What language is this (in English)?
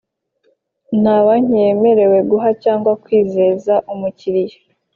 Kinyarwanda